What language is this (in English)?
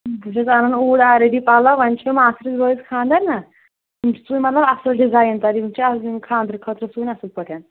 Kashmiri